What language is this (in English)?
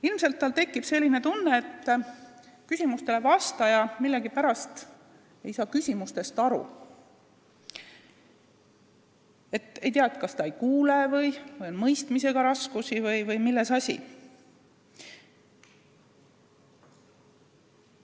Estonian